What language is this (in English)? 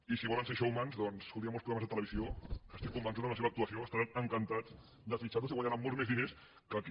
Catalan